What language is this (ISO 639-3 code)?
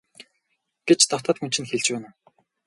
mon